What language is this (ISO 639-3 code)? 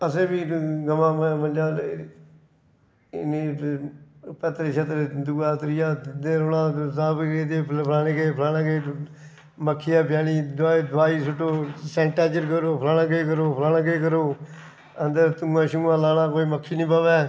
doi